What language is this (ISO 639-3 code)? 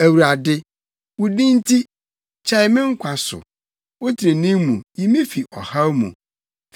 aka